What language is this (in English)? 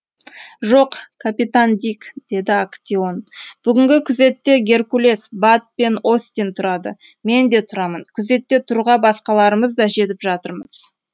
Kazakh